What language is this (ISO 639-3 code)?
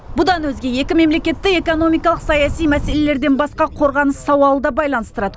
kaz